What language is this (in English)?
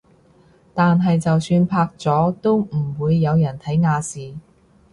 Cantonese